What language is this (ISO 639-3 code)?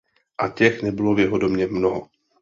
ces